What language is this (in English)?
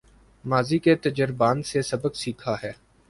Urdu